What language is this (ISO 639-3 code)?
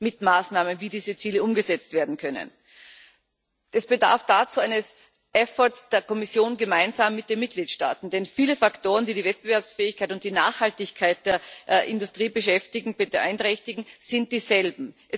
deu